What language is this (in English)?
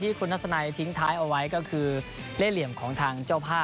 Thai